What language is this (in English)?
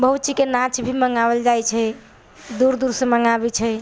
Maithili